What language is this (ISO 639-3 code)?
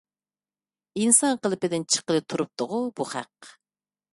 uig